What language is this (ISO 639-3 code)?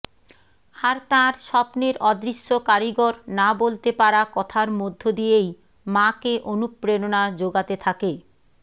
ben